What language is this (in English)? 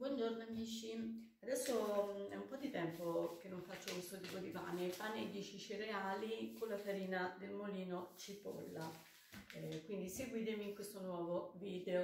Italian